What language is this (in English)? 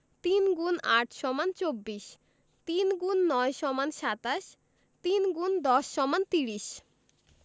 Bangla